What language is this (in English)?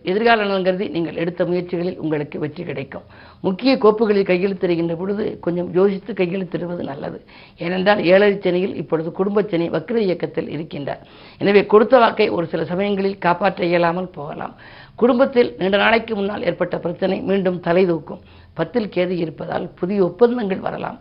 Tamil